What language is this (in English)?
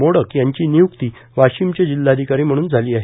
Marathi